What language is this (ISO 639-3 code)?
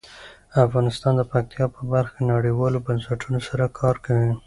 pus